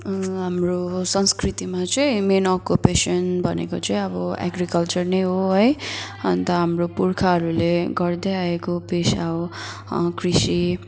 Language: Nepali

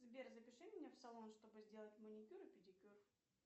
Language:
Russian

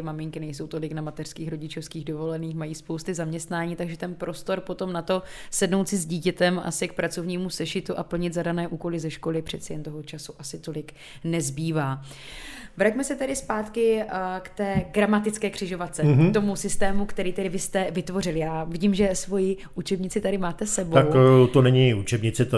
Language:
Czech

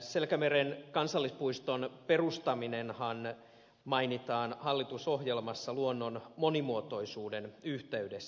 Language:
Finnish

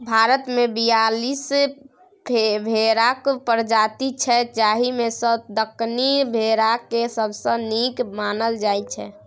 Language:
Maithili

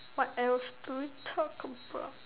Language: English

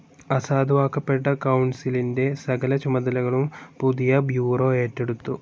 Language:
Malayalam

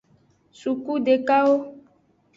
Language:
Aja (Benin)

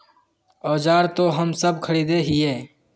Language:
Magahi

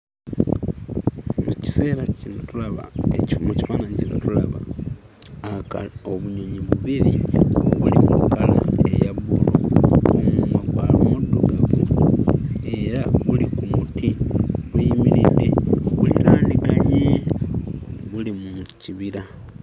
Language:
Ganda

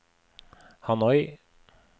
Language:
Norwegian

